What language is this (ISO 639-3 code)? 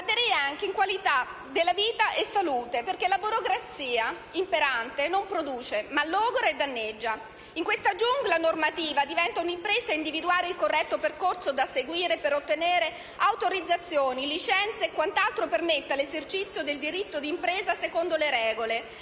ita